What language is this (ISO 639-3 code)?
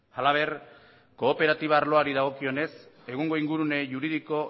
eus